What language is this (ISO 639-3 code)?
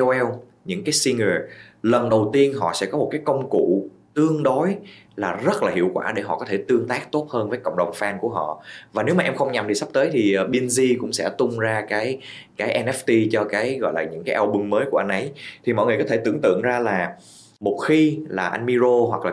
vie